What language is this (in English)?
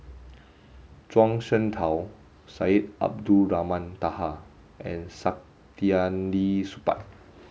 English